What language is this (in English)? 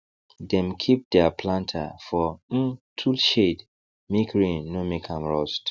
Nigerian Pidgin